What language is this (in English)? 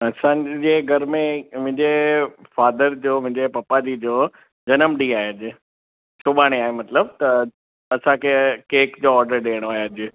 Sindhi